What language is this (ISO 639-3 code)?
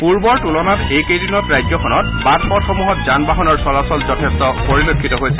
asm